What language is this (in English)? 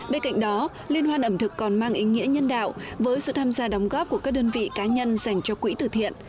Vietnamese